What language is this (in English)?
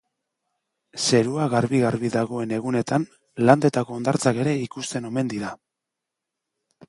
Basque